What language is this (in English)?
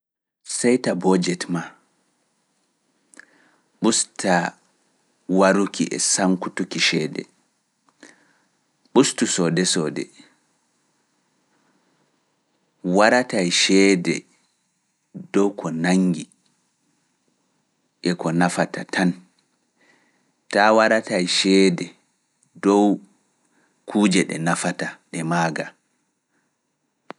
Fula